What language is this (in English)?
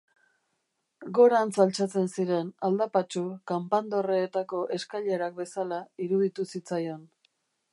Basque